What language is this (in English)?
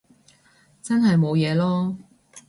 Cantonese